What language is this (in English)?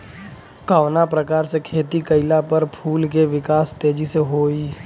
Bhojpuri